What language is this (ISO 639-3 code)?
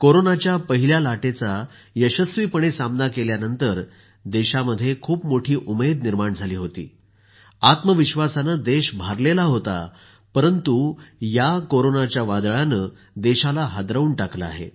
mar